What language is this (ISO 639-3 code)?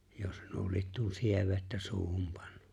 fin